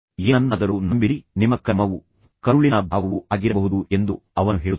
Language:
Kannada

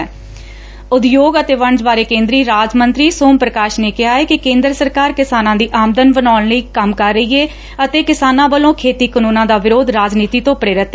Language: Punjabi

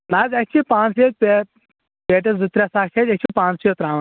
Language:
Kashmiri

